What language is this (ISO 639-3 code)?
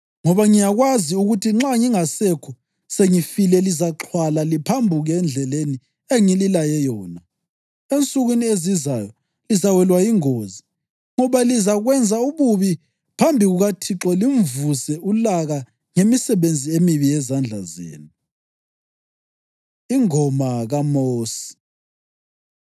nde